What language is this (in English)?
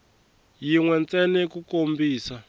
Tsonga